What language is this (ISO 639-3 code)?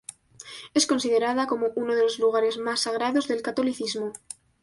spa